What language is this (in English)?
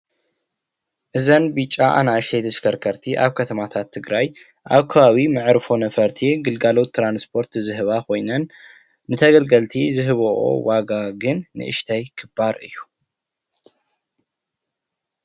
Tigrinya